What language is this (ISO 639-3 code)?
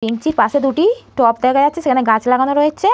ben